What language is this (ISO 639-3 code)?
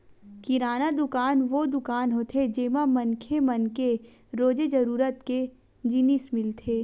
hne